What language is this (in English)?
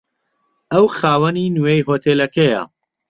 Central Kurdish